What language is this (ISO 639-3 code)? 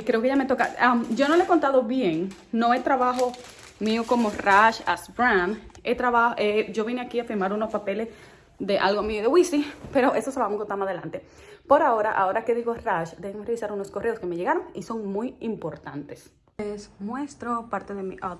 spa